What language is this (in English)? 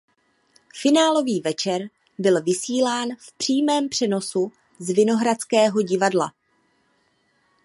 Czech